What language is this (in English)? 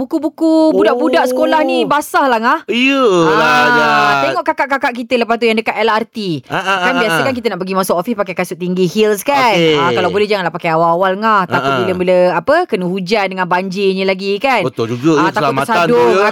Malay